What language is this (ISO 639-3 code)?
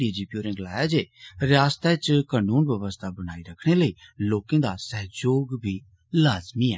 doi